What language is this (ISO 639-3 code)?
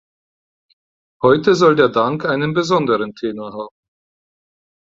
deu